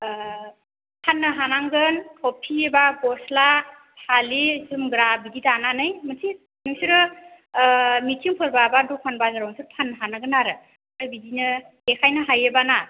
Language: Bodo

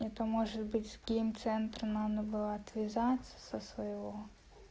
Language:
Russian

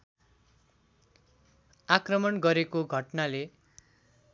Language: Nepali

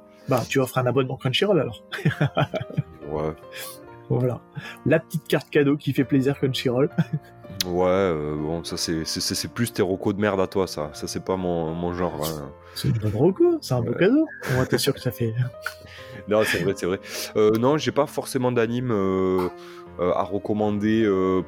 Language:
French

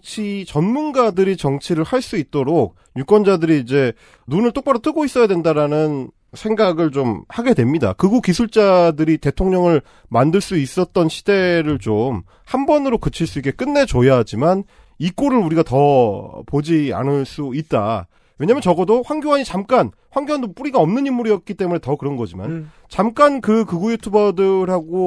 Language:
Korean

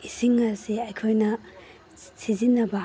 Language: Manipuri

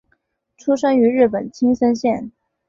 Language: Chinese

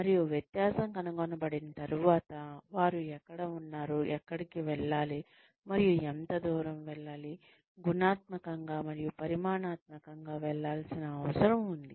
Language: Telugu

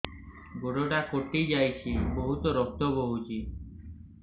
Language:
Odia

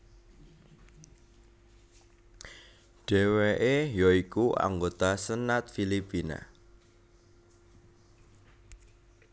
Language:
Javanese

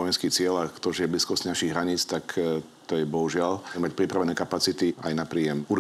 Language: Slovak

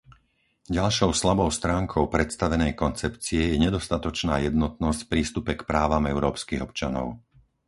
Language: Slovak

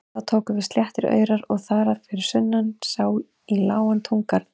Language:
Icelandic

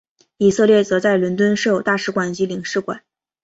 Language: Chinese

